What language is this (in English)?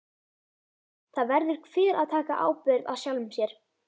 Icelandic